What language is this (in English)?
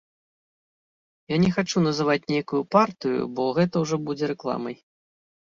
Belarusian